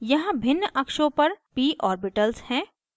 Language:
Hindi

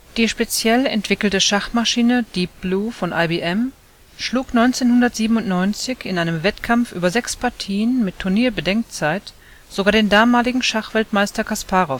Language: German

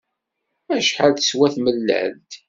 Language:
Kabyle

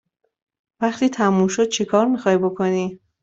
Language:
Persian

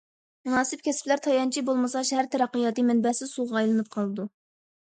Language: Uyghur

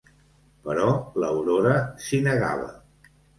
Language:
Catalan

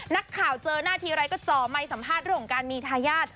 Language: Thai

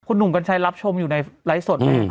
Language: Thai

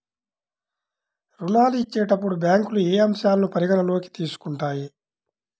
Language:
Telugu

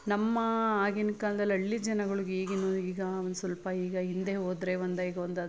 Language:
Kannada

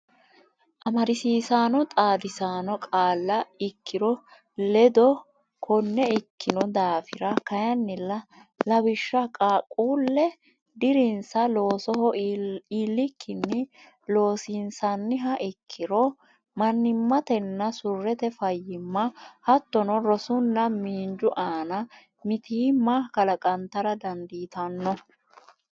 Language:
Sidamo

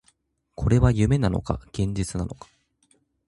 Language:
Japanese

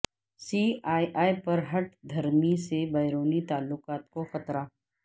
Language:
Urdu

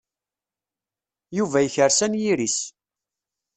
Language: Kabyle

